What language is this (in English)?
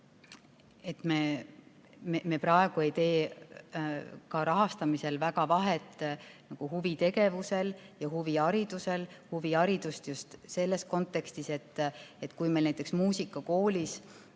Estonian